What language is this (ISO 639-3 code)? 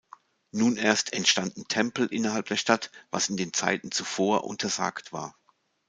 deu